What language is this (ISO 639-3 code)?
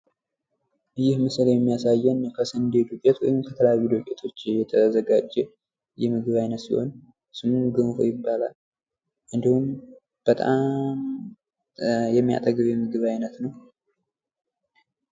amh